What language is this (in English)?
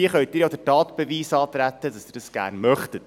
Swiss German